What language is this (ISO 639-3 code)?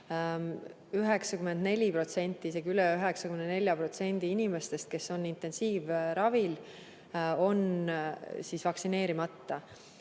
est